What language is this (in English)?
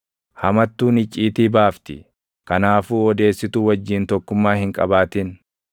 Oromo